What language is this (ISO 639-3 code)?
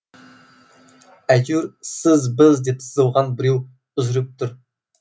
kaz